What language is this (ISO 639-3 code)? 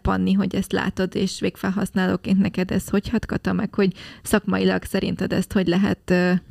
hun